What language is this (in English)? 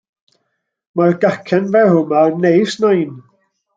Welsh